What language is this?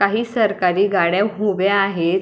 Marathi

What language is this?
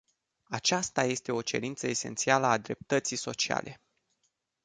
Romanian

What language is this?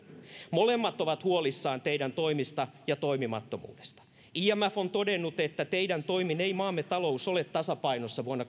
Finnish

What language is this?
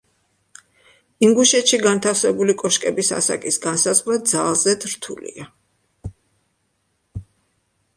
Georgian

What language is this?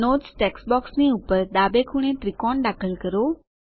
Gujarati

